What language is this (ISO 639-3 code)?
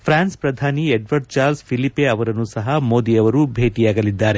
kan